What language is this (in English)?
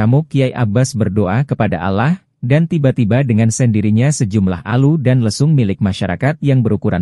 Indonesian